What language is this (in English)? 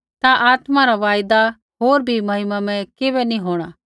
Kullu Pahari